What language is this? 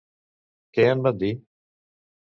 Catalan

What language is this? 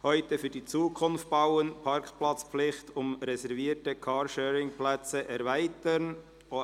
Swiss German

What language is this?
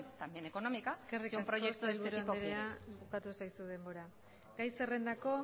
Basque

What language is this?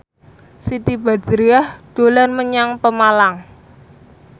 Javanese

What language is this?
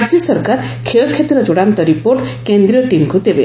Odia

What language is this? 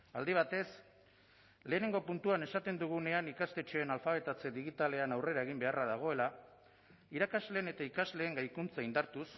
Basque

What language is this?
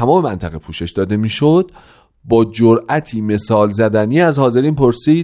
Persian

